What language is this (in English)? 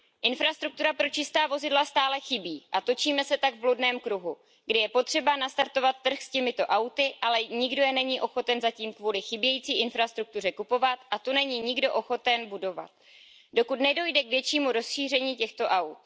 Czech